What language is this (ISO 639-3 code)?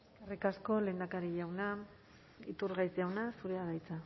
eus